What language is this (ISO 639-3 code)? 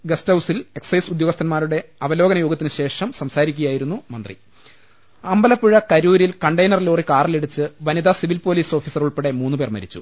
mal